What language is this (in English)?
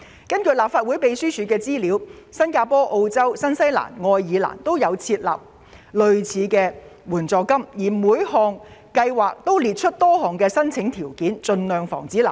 Cantonese